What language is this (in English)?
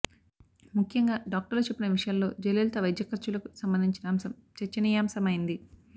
Telugu